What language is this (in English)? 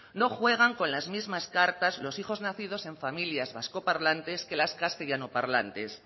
Spanish